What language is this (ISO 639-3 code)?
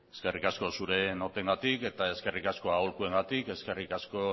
eus